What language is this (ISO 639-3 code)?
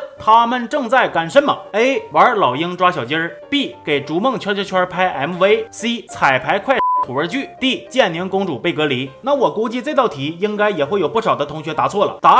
zho